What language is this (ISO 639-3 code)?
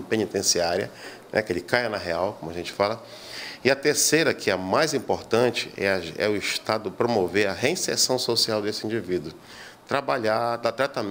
por